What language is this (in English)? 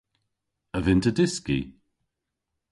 Cornish